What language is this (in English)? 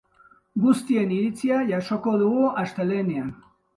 Basque